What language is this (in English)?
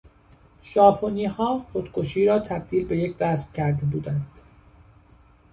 Persian